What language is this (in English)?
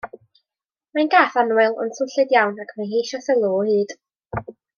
Welsh